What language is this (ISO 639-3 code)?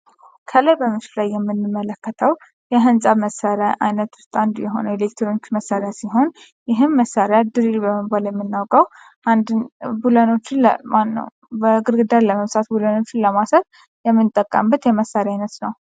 amh